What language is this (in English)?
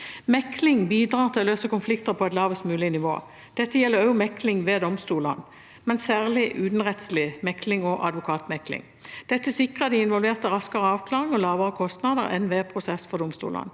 Norwegian